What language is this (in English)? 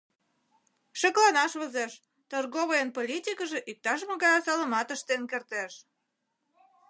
Mari